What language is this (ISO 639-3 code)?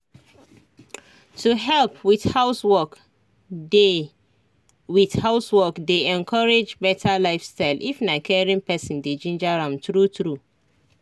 pcm